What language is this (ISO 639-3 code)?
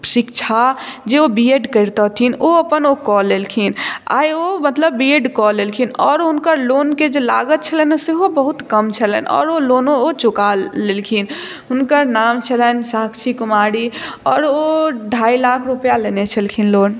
mai